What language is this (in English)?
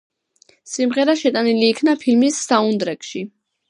Georgian